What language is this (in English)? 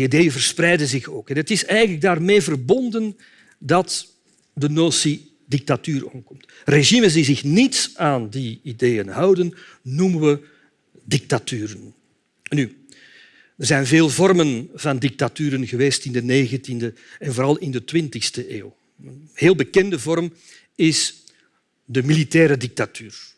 Dutch